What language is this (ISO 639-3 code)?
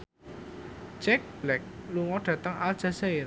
jav